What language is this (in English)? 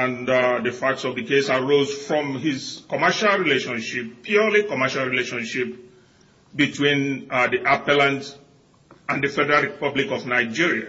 English